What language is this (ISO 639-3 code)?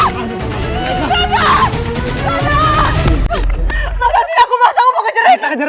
ind